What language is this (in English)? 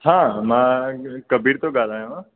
Sindhi